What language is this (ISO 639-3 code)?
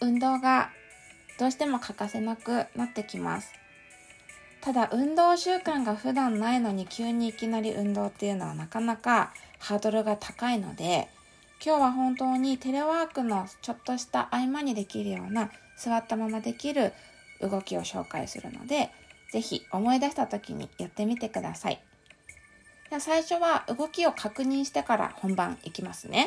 jpn